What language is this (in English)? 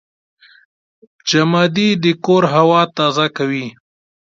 Pashto